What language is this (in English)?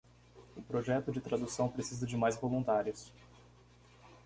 Portuguese